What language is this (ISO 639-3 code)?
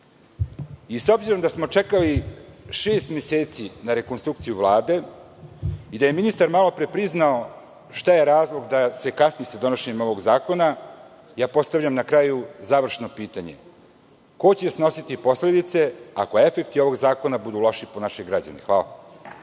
srp